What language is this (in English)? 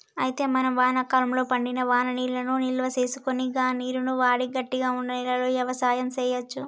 Telugu